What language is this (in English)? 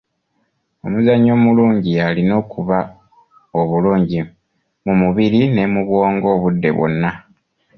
Ganda